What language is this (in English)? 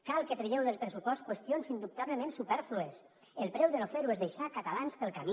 Catalan